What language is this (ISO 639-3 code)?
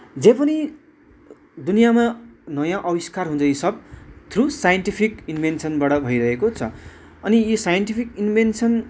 nep